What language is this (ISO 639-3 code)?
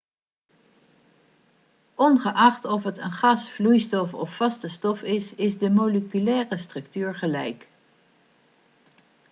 nld